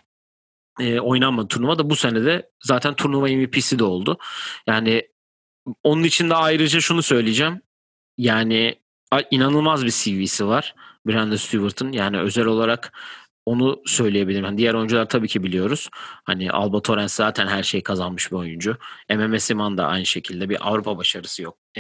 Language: Turkish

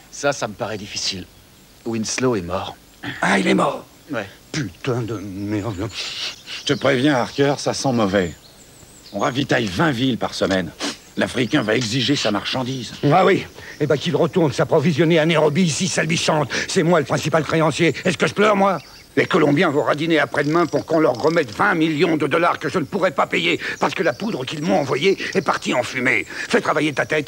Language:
French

